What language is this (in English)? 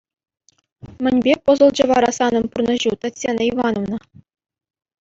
Chuvash